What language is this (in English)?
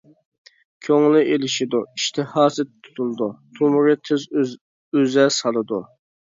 Uyghur